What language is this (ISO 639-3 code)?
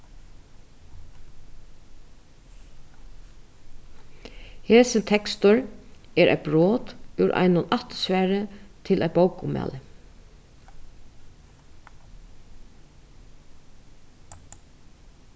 fao